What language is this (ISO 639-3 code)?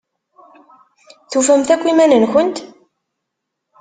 kab